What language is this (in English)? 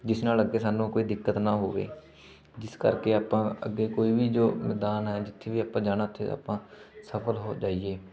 Punjabi